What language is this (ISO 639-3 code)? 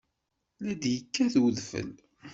kab